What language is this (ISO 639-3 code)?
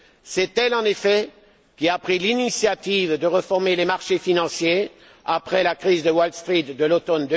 fra